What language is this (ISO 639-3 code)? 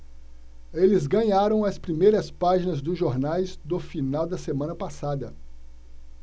por